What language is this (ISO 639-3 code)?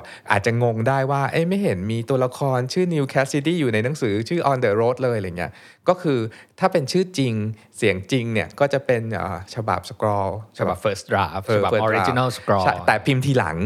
tha